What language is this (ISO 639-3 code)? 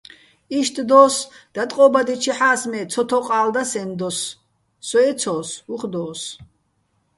bbl